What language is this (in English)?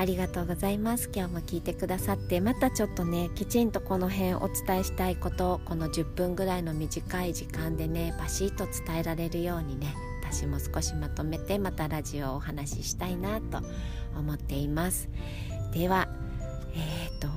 Japanese